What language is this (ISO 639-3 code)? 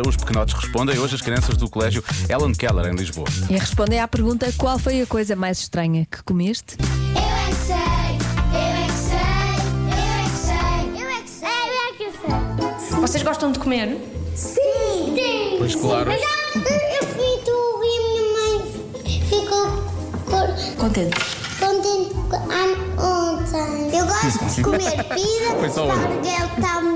por